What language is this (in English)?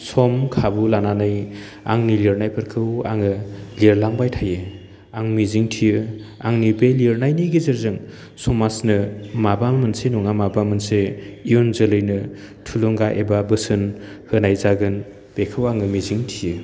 Bodo